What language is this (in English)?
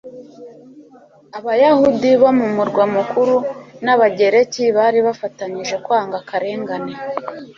Kinyarwanda